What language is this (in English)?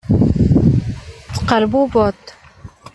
Kabyle